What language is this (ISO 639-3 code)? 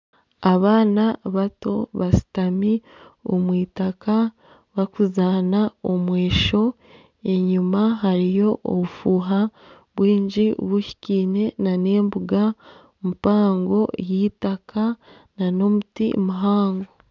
nyn